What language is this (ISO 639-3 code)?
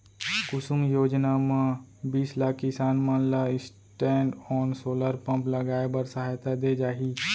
hne